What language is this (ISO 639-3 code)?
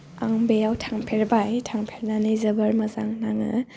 brx